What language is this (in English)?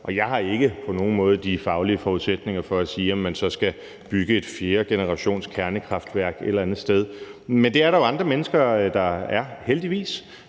Danish